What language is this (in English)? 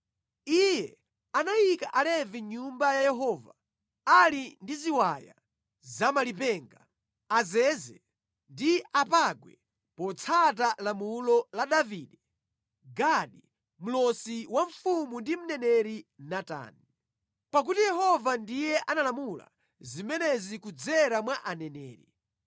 Nyanja